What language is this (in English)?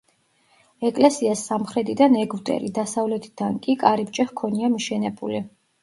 Georgian